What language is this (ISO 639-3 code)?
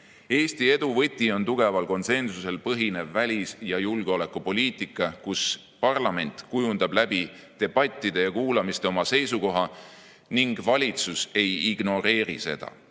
est